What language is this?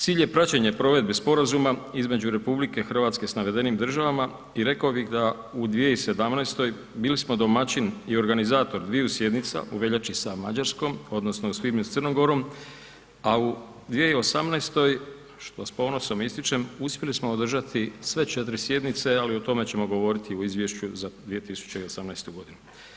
Croatian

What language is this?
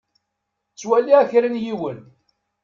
Kabyle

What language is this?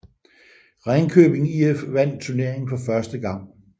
Danish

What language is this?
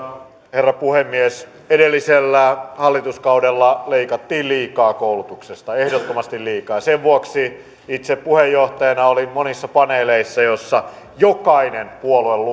Finnish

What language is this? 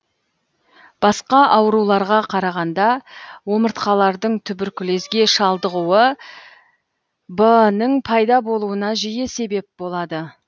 Kazakh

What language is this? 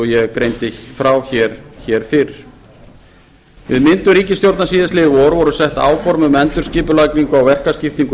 Icelandic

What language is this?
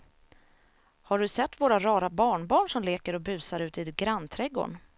Swedish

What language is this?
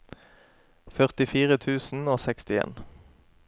Norwegian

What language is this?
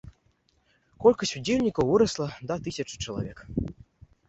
Belarusian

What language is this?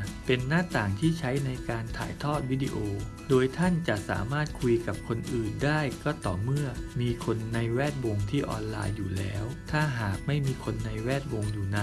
Thai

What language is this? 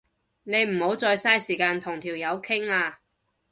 Cantonese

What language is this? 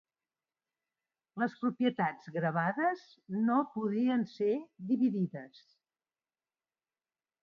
Catalan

